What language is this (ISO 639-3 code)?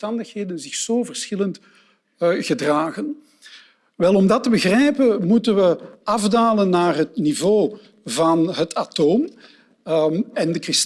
nld